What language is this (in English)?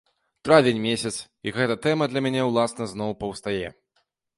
Belarusian